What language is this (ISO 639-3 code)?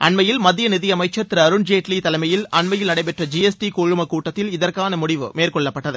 tam